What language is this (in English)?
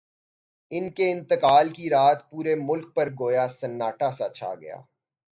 Urdu